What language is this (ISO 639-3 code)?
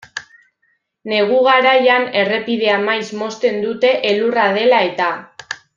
eus